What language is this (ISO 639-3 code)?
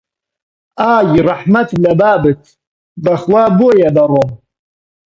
ckb